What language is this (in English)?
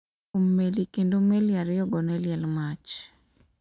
Luo (Kenya and Tanzania)